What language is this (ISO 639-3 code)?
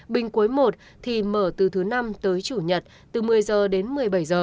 vie